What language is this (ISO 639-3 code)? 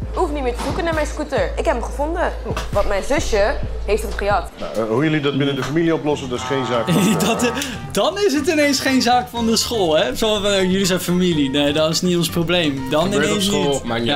nld